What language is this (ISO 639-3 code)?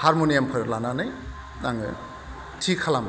brx